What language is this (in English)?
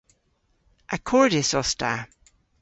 Cornish